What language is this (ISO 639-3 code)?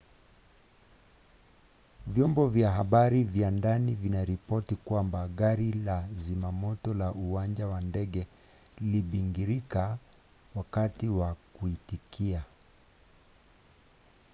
swa